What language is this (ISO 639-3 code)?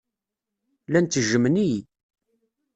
kab